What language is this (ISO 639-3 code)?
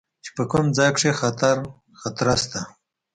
pus